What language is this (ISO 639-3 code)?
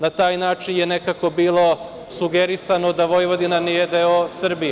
srp